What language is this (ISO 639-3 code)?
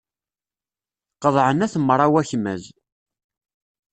kab